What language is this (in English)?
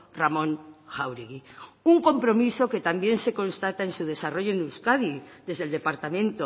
Spanish